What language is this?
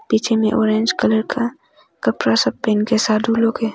Hindi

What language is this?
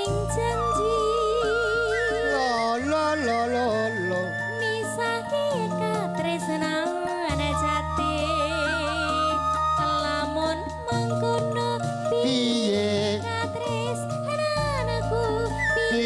Indonesian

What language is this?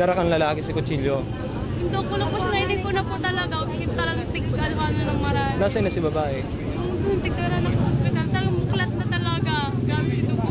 Filipino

